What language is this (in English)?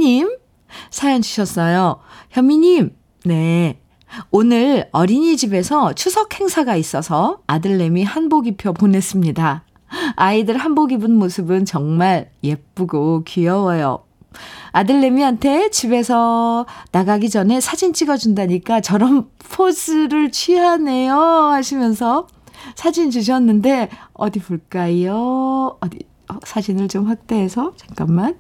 Korean